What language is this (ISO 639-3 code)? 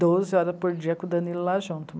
por